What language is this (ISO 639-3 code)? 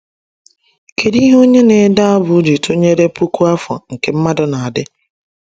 ibo